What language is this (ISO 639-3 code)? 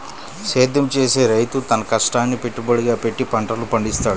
tel